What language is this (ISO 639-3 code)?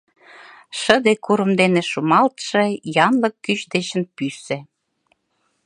chm